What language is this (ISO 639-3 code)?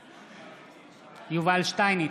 heb